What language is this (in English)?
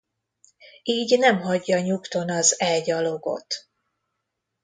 Hungarian